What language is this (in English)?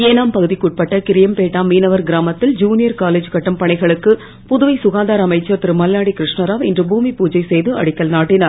Tamil